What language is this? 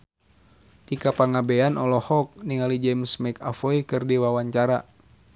Sundanese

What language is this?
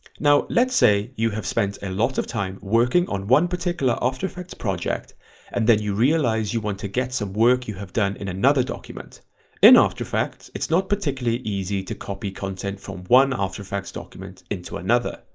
English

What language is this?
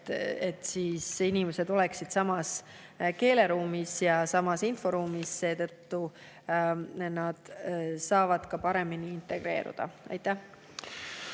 Estonian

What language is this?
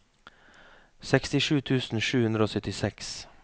Norwegian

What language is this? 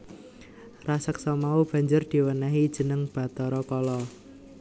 Javanese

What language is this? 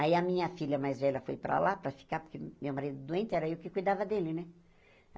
Portuguese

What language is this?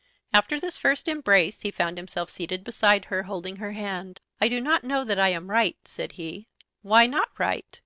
English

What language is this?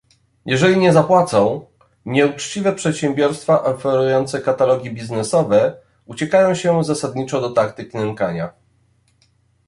Polish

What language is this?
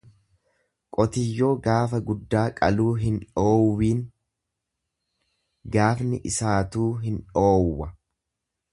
Oromo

